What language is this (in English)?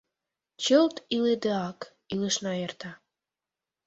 Mari